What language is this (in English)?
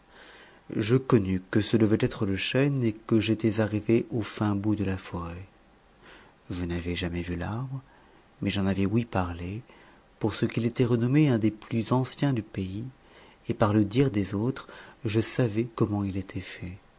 French